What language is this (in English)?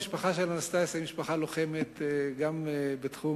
Hebrew